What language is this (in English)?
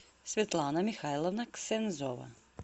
Russian